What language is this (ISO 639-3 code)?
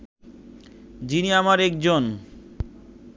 ben